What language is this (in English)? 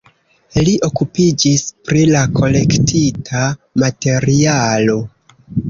Esperanto